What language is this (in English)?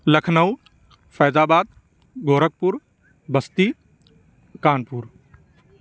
Urdu